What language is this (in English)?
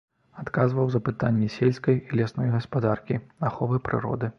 Belarusian